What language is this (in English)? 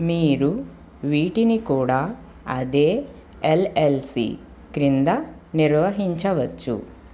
Telugu